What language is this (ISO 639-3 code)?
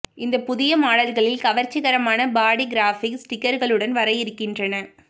tam